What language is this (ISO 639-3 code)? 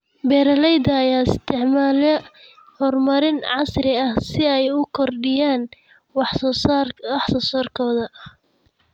som